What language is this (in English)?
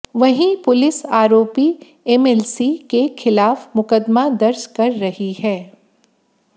Hindi